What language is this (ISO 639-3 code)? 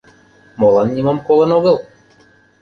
chm